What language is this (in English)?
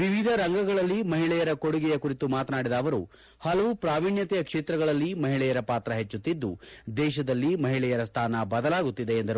Kannada